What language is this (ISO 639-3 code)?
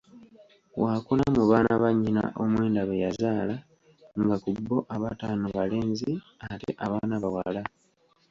lug